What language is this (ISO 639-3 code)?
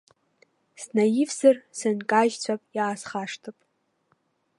abk